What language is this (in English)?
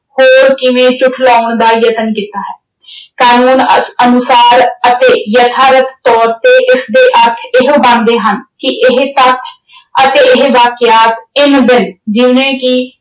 Punjabi